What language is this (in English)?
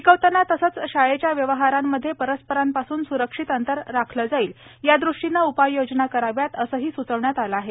Marathi